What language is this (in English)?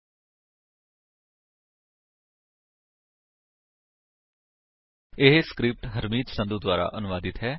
Punjabi